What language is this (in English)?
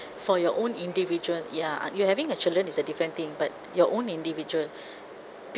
English